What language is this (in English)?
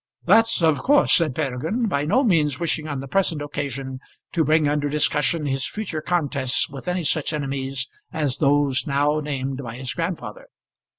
English